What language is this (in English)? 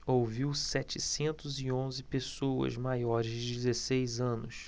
Portuguese